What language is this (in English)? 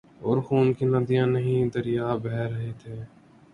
Urdu